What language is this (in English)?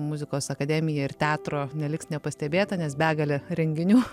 Lithuanian